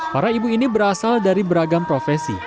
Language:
Indonesian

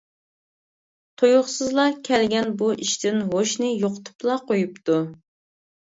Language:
Uyghur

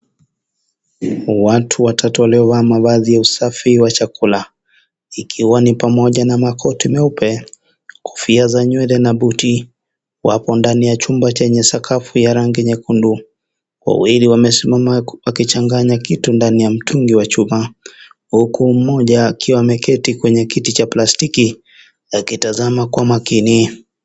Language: Swahili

